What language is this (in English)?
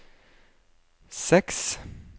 Norwegian